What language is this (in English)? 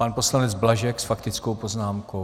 Czech